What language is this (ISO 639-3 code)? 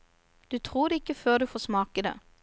nor